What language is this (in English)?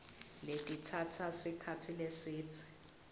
Swati